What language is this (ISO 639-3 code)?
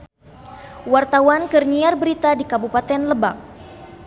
sun